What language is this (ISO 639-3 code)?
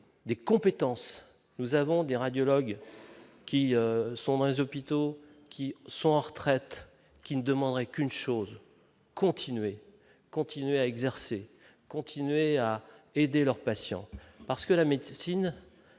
fra